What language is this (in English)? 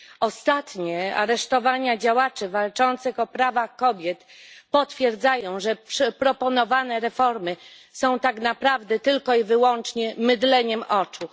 Polish